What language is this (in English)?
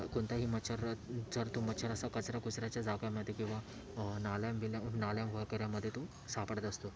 Marathi